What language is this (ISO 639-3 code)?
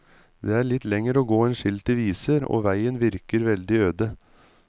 nor